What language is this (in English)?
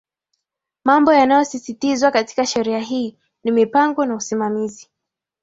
Swahili